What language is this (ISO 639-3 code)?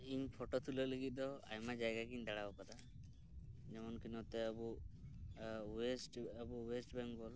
sat